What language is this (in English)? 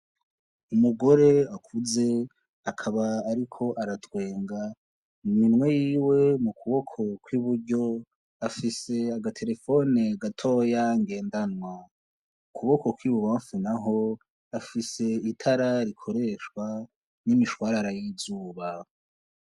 Rundi